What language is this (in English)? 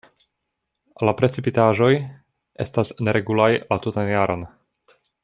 Esperanto